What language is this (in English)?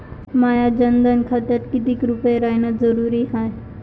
Marathi